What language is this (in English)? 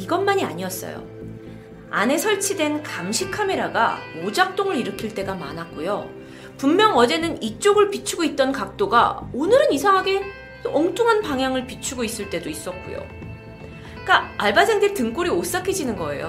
Korean